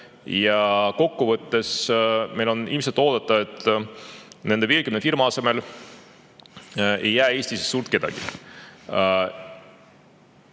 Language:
Estonian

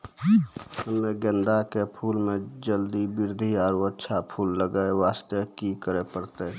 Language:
Maithili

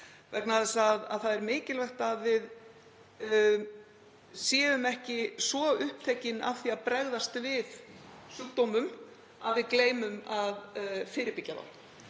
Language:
Icelandic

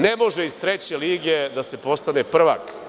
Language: Serbian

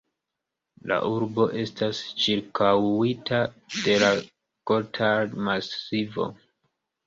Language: Esperanto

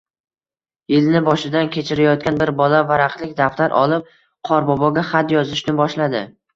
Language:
Uzbek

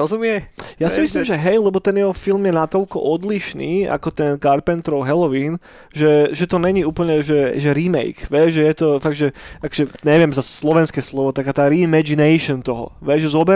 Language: Slovak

